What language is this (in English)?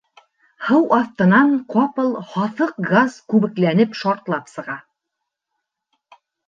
Bashkir